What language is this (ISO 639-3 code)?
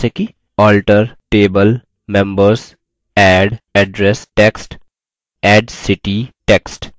hin